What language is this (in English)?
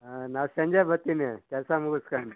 Kannada